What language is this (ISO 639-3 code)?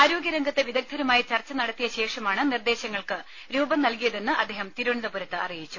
mal